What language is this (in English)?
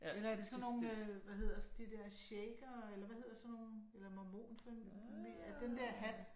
Danish